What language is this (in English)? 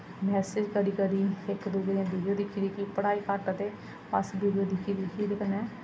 Dogri